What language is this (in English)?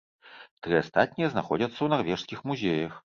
Belarusian